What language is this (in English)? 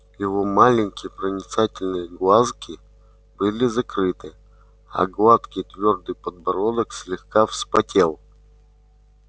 Russian